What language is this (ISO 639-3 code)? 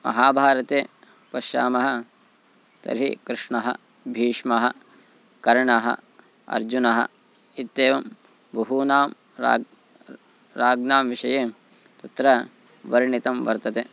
san